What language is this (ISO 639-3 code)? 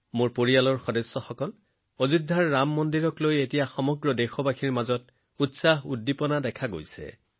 asm